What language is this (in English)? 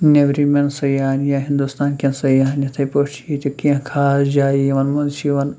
Kashmiri